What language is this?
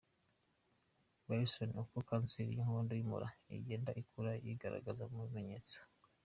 Kinyarwanda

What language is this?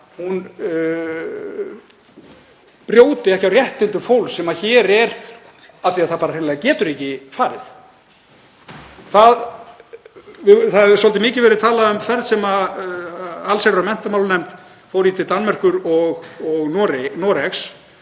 Icelandic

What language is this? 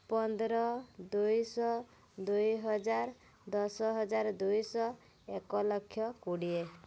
Odia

